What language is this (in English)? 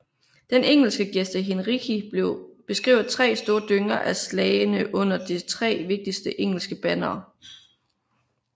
Danish